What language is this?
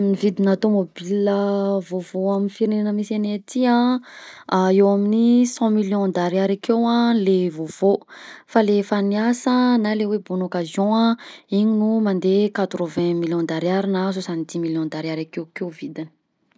Southern Betsimisaraka Malagasy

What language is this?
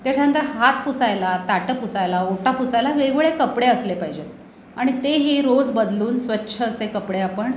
Marathi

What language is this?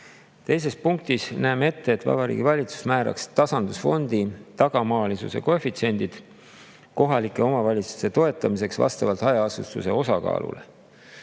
Estonian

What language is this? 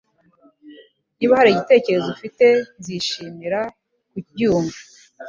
Kinyarwanda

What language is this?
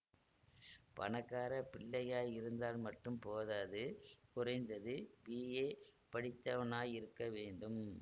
Tamil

